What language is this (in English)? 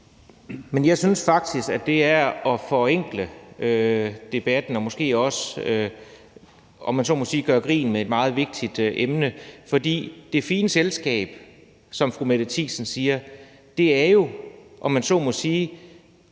Danish